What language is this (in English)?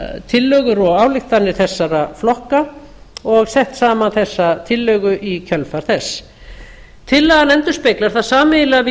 Icelandic